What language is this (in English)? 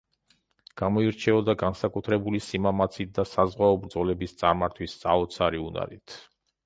Georgian